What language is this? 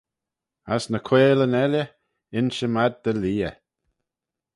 Manx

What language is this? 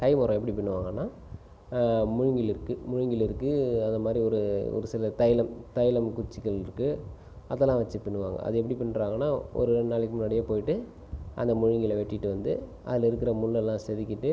Tamil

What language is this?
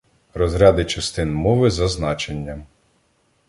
Ukrainian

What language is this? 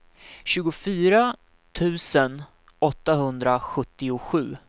Swedish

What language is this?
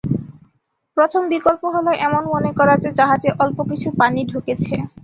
Bangla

